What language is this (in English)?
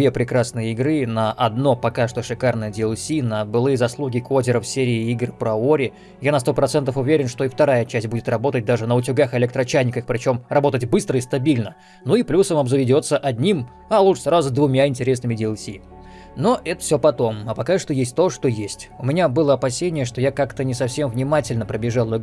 Russian